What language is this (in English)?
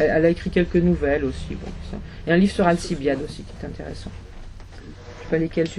French